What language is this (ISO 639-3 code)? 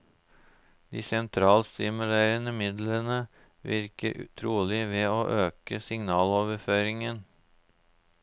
nor